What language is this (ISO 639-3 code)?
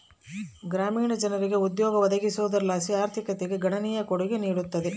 kan